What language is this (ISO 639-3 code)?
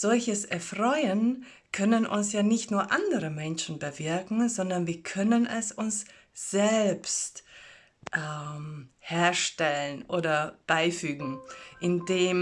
deu